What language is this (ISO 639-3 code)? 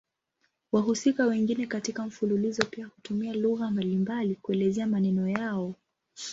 swa